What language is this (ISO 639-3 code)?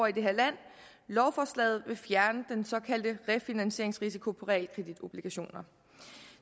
dan